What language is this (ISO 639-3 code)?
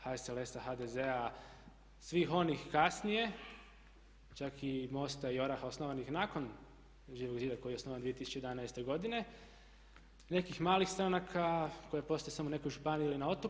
hrv